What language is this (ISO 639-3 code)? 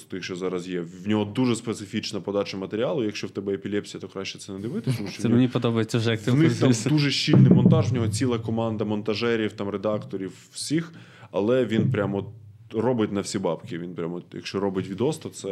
ukr